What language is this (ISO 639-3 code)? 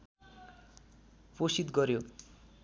nep